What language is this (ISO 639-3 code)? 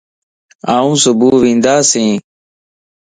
lss